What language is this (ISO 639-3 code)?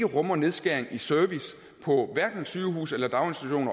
dan